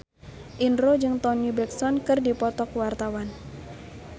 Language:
Sundanese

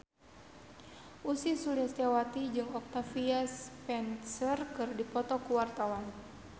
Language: Sundanese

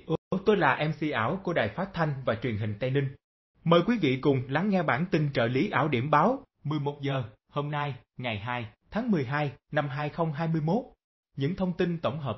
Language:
Vietnamese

